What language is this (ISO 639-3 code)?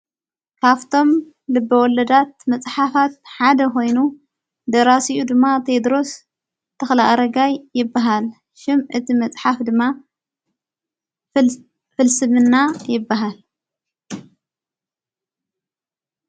tir